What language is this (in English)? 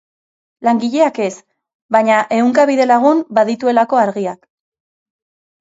Basque